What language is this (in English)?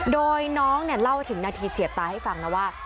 Thai